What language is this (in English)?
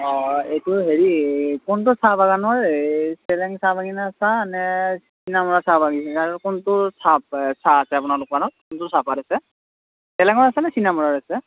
Assamese